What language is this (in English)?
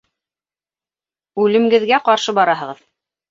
Bashkir